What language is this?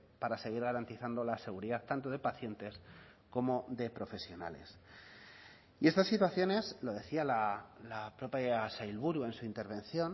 Spanish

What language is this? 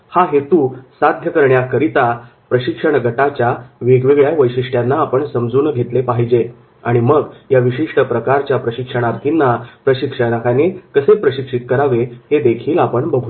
Marathi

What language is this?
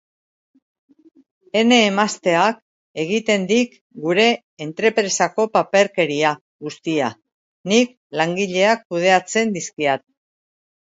Basque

